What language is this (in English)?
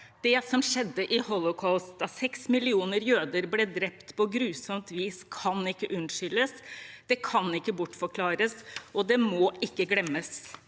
Norwegian